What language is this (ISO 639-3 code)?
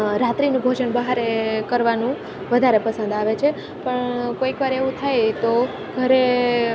guj